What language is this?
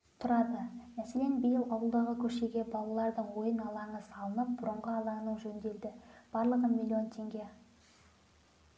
Kazakh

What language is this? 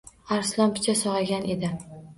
Uzbek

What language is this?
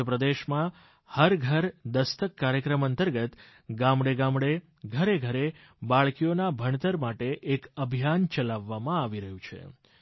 Gujarati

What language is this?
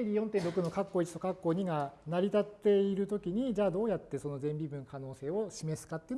Japanese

